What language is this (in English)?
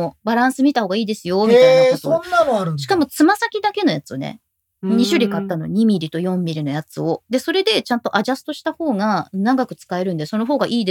Japanese